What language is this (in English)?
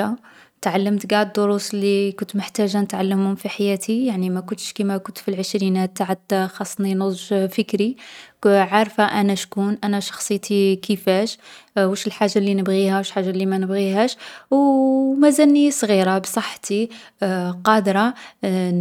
Algerian Arabic